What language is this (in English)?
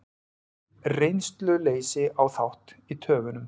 Icelandic